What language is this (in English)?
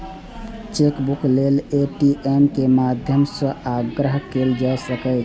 Maithili